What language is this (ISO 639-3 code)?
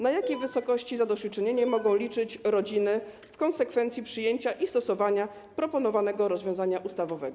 pol